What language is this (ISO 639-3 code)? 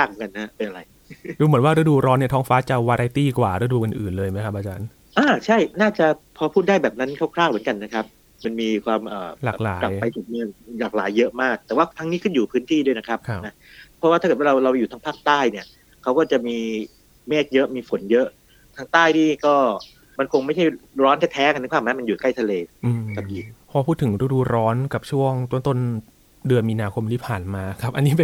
tha